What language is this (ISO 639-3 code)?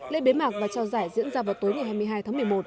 vie